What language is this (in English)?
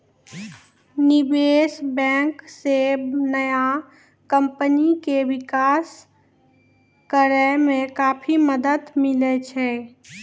Maithili